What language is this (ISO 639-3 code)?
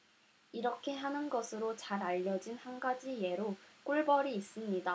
kor